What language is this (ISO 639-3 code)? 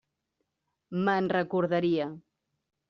cat